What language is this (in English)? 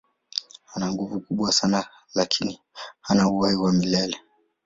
Swahili